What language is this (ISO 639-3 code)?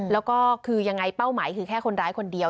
tha